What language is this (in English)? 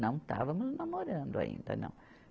Portuguese